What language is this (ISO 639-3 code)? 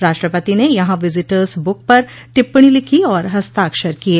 hin